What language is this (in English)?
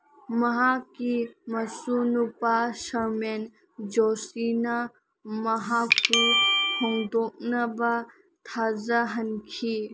Manipuri